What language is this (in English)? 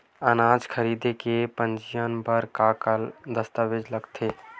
Chhattisgarhi